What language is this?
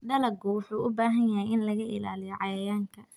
Somali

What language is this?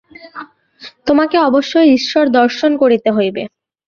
Bangla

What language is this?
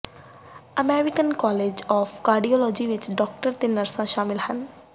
Punjabi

